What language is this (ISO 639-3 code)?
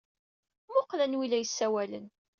kab